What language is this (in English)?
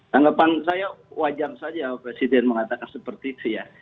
Indonesian